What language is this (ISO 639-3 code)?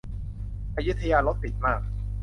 tha